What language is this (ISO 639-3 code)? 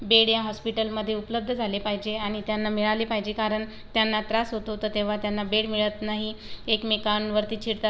mar